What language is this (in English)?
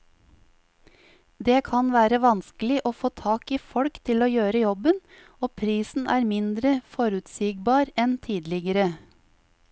Norwegian